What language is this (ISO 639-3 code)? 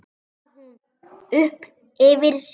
isl